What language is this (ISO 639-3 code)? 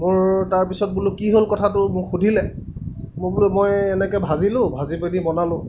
asm